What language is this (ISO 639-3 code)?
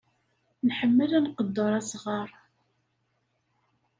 kab